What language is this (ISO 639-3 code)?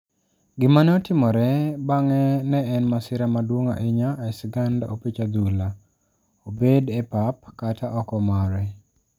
luo